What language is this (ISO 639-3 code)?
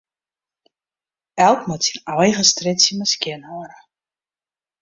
fry